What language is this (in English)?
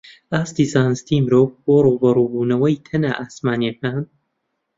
Central Kurdish